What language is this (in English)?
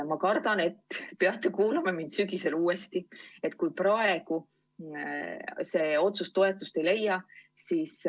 Estonian